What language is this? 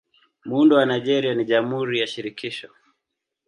Swahili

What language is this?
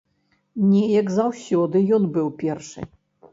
Belarusian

